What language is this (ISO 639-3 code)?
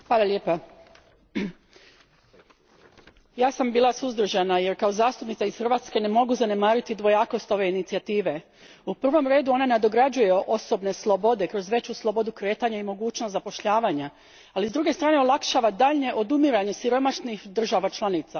hrv